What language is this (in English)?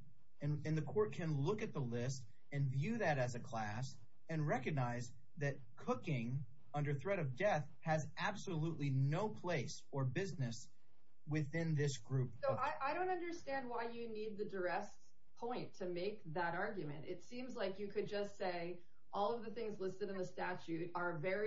English